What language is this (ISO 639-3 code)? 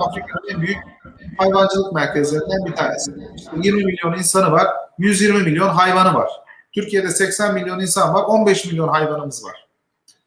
tur